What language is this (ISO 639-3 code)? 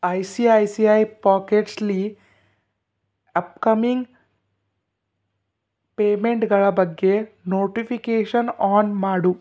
kan